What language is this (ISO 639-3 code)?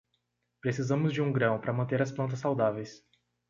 por